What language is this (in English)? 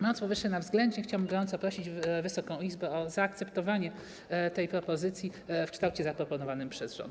Polish